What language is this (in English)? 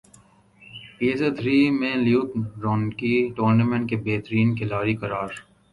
Urdu